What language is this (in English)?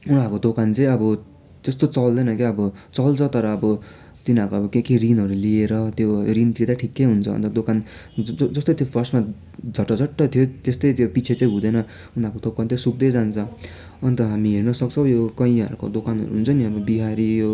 Nepali